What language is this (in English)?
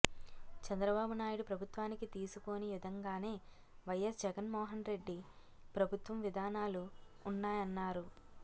Telugu